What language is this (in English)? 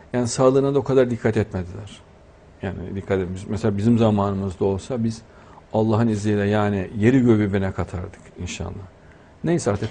Turkish